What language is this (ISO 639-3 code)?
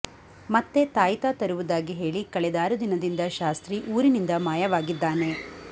kan